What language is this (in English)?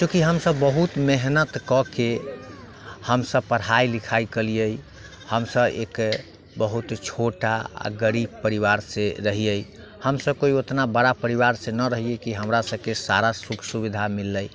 Maithili